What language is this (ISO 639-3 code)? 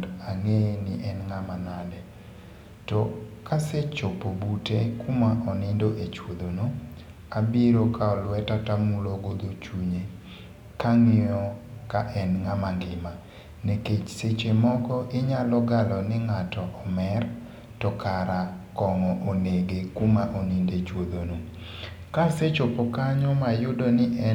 luo